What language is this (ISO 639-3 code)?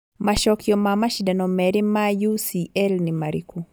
kik